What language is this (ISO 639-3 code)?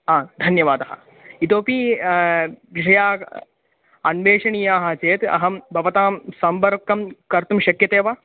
san